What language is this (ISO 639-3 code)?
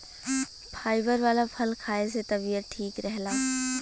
bho